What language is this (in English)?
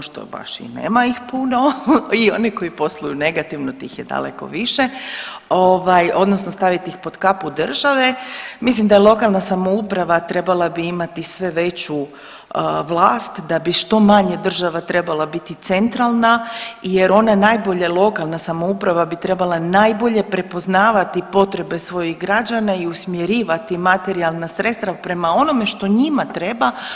Croatian